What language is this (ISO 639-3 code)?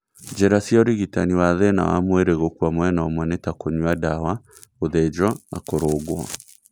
kik